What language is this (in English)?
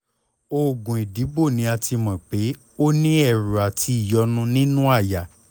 Yoruba